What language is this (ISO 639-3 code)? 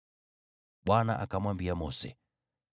swa